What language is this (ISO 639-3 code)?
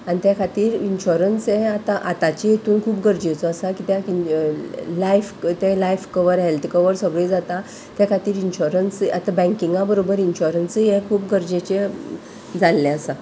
kok